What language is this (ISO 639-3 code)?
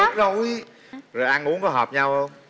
vie